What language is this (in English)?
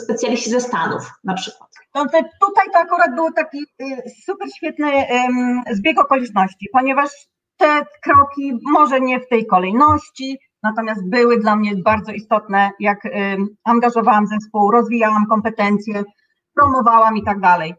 Polish